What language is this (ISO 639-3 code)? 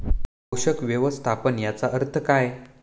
mar